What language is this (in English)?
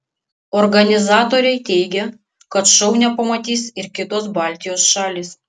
Lithuanian